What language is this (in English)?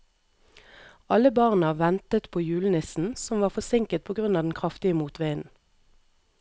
Norwegian